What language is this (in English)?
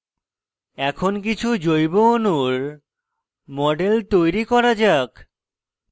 Bangla